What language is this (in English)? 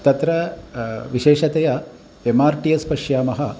Sanskrit